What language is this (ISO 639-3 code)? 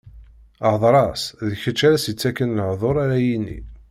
kab